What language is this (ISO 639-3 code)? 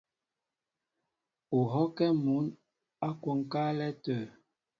mbo